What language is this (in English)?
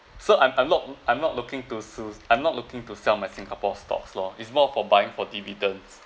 English